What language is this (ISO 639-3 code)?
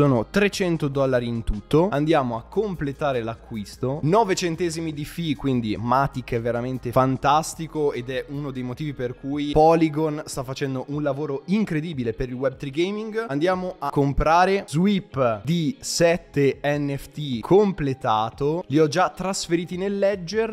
ita